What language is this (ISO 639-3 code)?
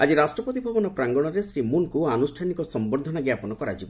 ori